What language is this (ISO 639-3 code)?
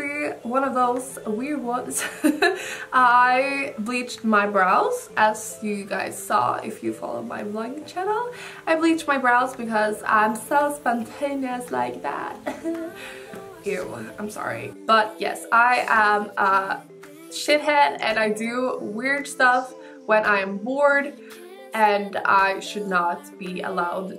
eng